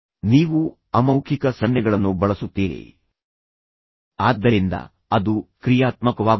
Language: Kannada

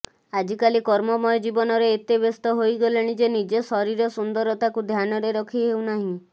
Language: Odia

